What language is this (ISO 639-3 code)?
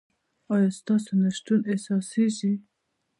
pus